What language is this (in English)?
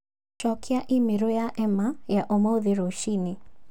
Kikuyu